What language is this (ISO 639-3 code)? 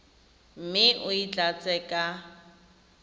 tsn